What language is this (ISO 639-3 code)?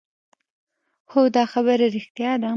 pus